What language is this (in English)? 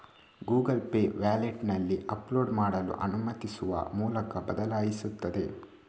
Kannada